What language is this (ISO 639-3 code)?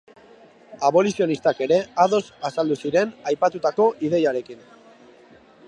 eus